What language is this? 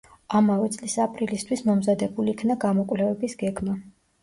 Georgian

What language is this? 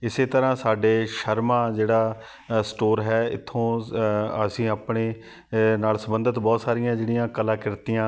Punjabi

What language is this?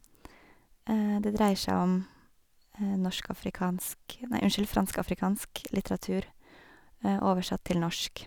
Norwegian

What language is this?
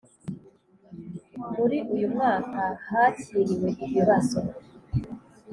Kinyarwanda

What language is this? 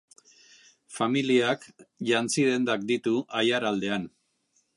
Basque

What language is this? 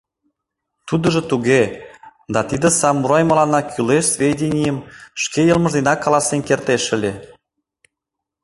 Mari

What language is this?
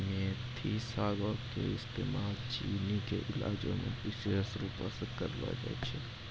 Maithili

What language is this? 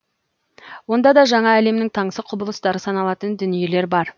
Kazakh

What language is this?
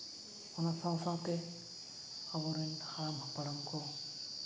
Santali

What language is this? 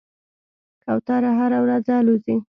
Pashto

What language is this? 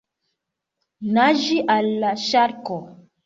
Esperanto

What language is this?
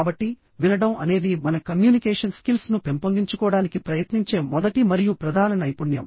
Telugu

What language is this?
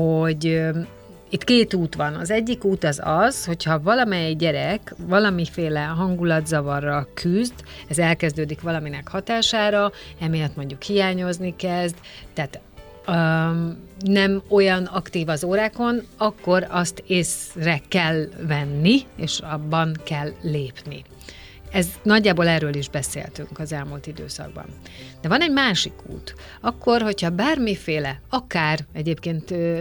Hungarian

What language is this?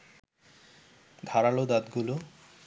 Bangla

